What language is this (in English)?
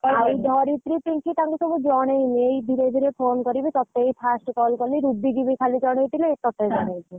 Odia